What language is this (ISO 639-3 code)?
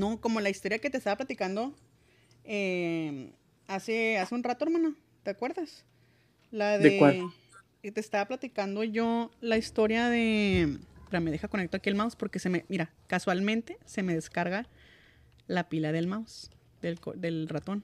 spa